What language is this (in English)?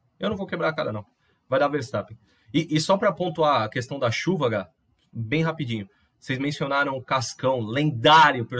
Portuguese